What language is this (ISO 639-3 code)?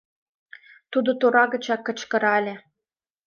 chm